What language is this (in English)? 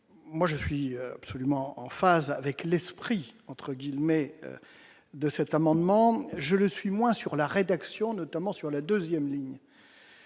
French